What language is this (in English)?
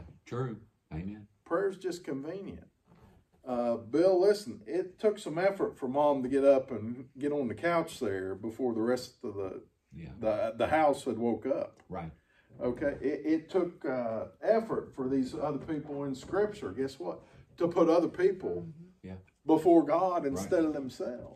English